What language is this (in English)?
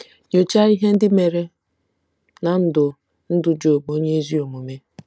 Igbo